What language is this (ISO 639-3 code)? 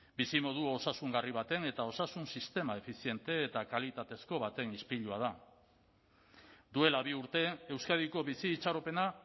eus